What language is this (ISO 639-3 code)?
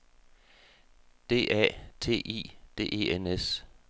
dan